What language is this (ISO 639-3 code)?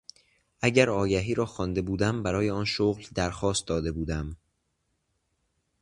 fas